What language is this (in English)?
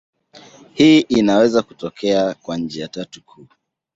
Swahili